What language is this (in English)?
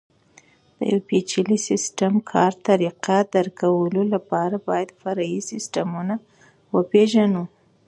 Pashto